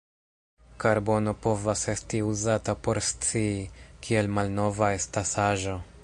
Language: Esperanto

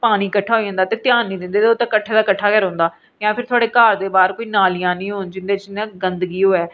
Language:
Dogri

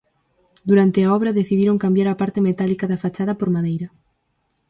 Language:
Galician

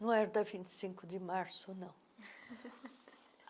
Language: Portuguese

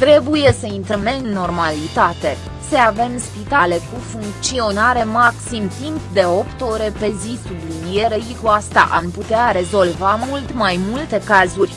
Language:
Romanian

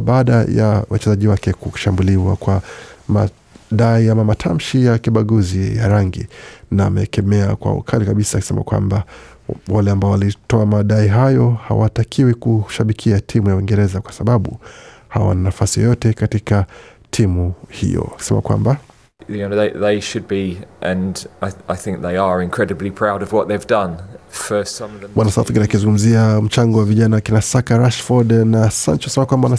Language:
Swahili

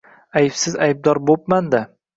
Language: Uzbek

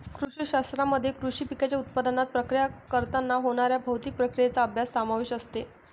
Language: Marathi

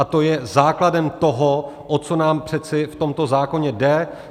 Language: Czech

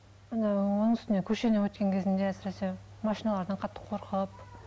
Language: Kazakh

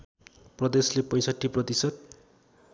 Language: Nepali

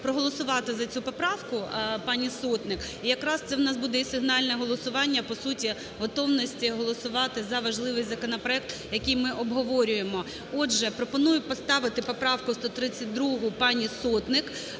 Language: Ukrainian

